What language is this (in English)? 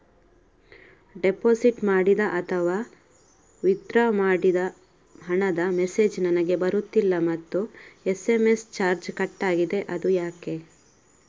Kannada